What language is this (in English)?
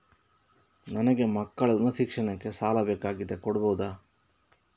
Kannada